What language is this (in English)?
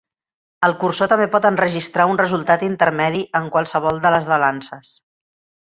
Catalan